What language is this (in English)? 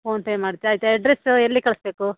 Kannada